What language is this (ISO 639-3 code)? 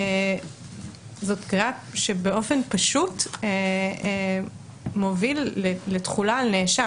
heb